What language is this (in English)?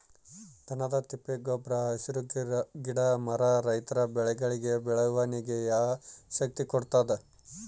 Kannada